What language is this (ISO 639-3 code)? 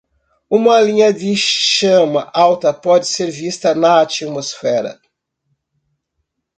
por